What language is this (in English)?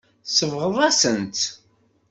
Kabyle